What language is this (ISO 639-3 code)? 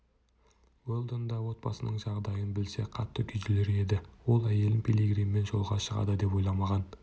kaz